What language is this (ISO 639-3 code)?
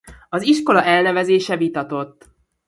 hun